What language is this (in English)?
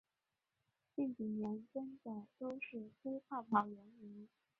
Chinese